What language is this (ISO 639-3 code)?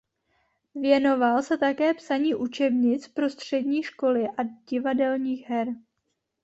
ces